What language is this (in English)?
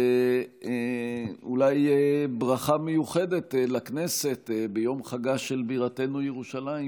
Hebrew